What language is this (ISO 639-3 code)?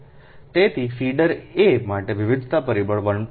guj